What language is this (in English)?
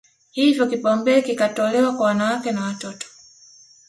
Swahili